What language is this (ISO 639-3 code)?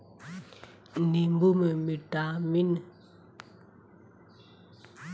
bho